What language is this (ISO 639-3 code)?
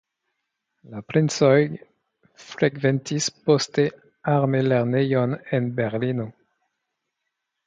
epo